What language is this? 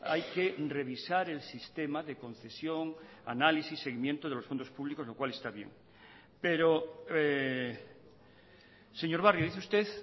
Spanish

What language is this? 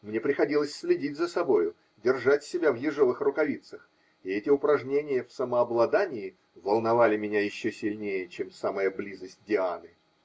Russian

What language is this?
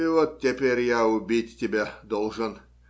Russian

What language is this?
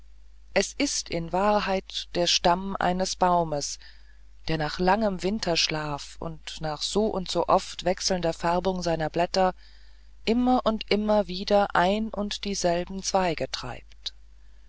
German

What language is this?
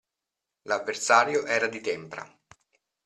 Italian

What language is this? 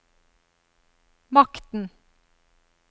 Norwegian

